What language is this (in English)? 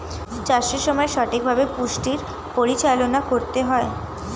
Bangla